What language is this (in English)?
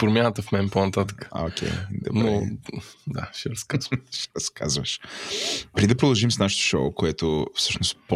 Bulgarian